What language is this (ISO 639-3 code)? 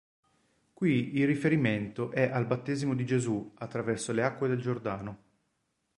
ita